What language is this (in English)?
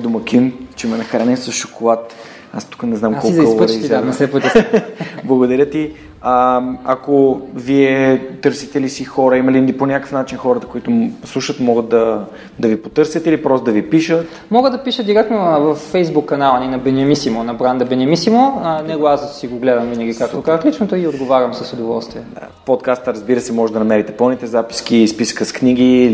Bulgarian